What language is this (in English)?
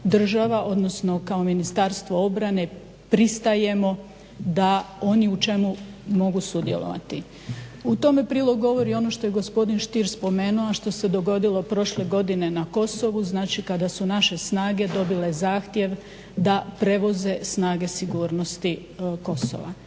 Croatian